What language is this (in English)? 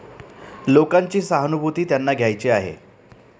Marathi